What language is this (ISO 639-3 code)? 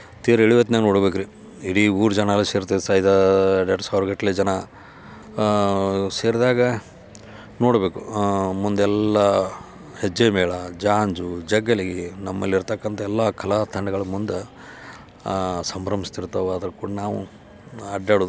kan